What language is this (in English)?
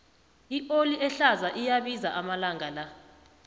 South Ndebele